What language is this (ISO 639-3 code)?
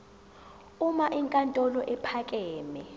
zul